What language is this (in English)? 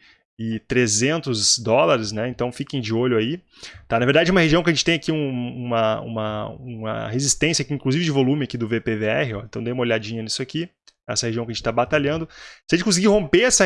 Portuguese